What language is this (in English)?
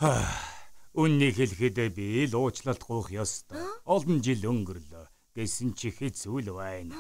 Turkish